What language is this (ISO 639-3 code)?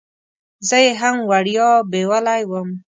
pus